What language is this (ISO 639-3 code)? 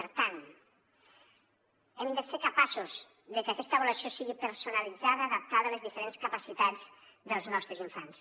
cat